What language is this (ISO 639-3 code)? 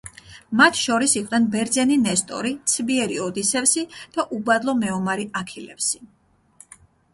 kat